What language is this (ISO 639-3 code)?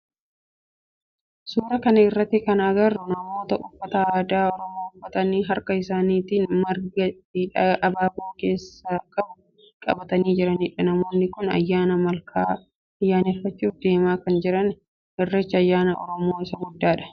orm